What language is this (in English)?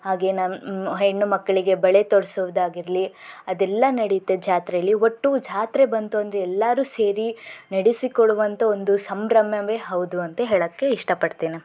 Kannada